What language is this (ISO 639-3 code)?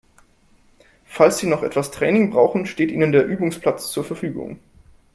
deu